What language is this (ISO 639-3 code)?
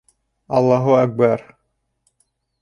bak